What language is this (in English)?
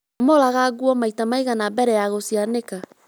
Kikuyu